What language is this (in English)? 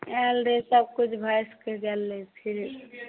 Maithili